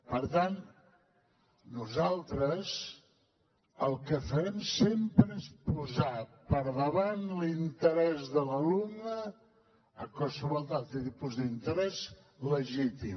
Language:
Catalan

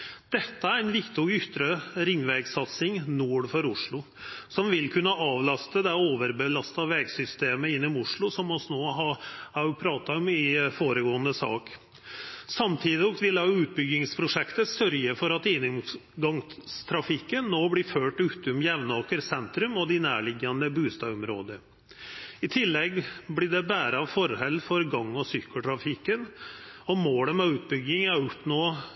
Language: Norwegian Nynorsk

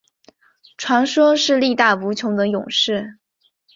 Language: Chinese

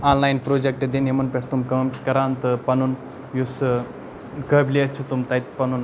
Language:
Kashmiri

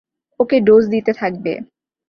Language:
Bangla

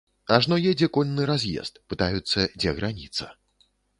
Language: Belarusian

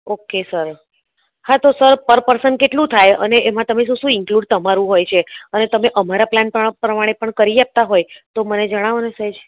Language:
Gujarati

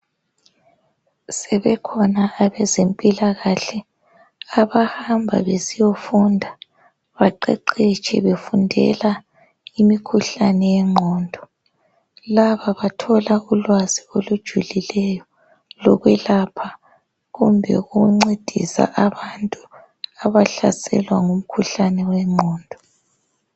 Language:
North Ndebele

